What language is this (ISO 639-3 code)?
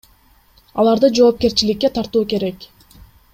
kir